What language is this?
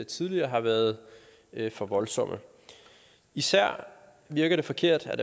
Danish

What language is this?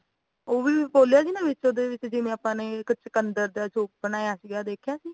Punjabi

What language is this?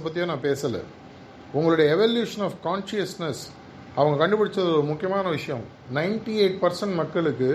Tamil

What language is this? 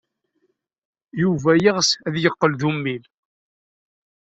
Kabyle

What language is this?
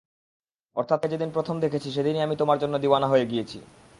Bangla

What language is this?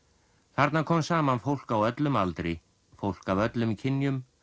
Icelandic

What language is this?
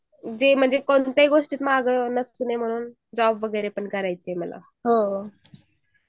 Marathi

